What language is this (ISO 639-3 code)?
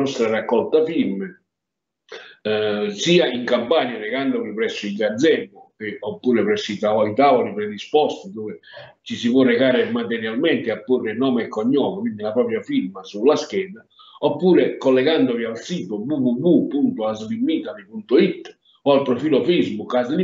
ita